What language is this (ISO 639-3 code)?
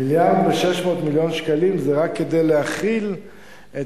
heb